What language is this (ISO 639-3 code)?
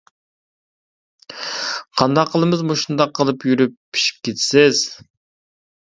uig